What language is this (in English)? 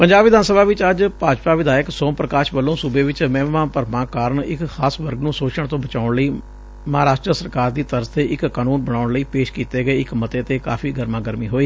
Punjabi